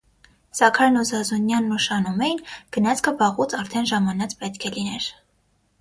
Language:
Armenian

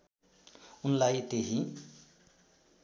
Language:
Nepali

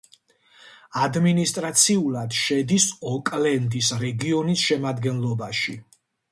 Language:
Georgian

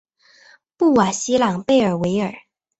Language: Chinese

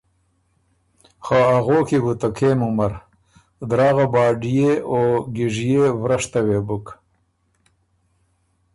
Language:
Ormuri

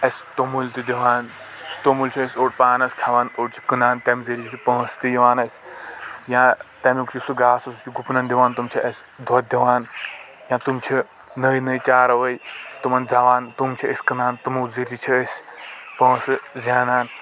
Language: Kashmiri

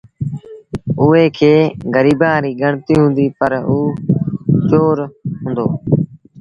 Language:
Sindhi Bhil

